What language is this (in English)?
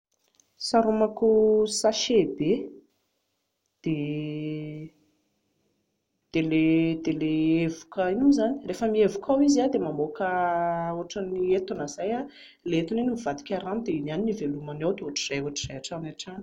Malagasy